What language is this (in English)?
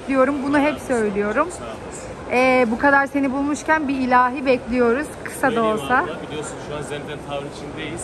Turkish